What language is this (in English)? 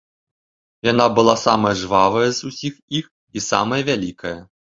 Belarusian